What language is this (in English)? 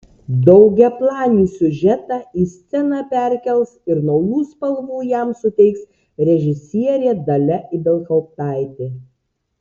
Lithuanian